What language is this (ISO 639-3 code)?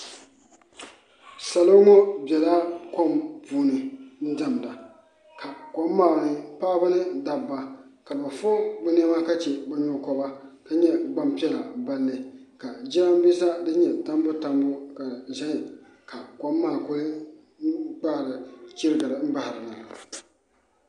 dga